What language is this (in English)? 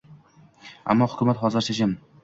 Uzbek